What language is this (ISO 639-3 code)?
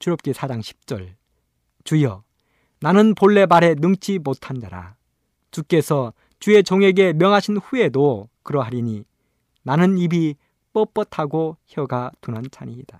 kor